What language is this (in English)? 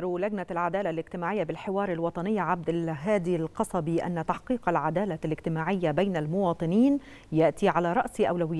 Arabic